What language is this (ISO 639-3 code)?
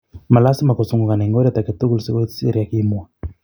kln